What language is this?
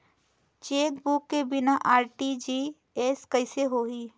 Chhattisgarhi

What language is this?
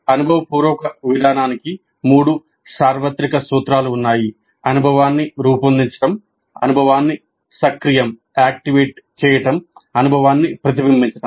Telugu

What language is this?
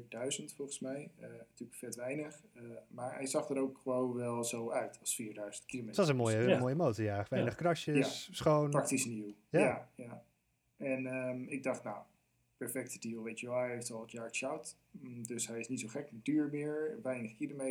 Dutch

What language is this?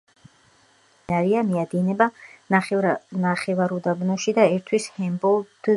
Georgian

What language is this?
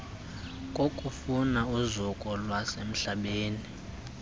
Xhosa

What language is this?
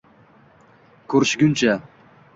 Uzbek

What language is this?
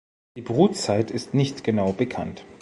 German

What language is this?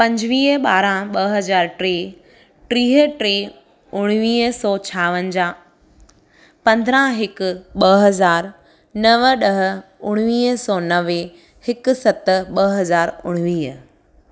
Sindhi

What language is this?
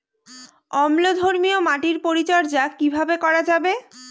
Bangla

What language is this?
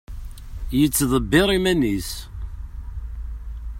Kabyle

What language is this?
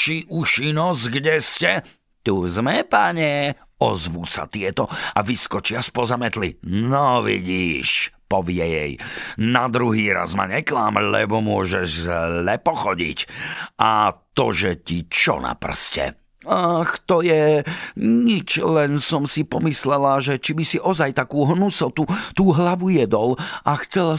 Slovak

